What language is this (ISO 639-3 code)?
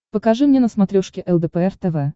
rus